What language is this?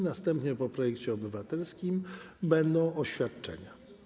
Polish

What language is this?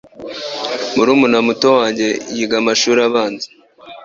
Kinyarwanda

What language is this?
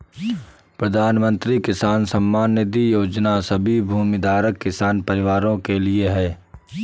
Hindi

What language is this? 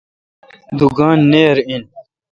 Kalkoti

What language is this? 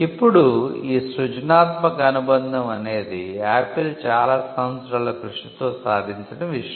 Telugu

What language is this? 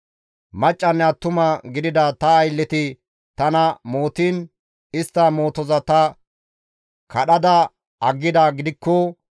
Gamo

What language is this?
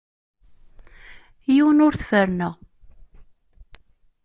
Kabyle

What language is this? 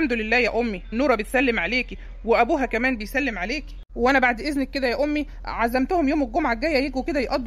Arabic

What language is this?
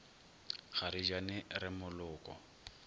Northern Sotho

